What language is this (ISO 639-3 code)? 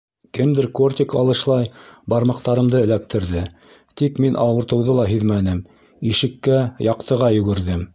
bak